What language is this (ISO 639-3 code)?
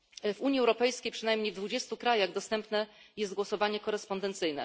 pol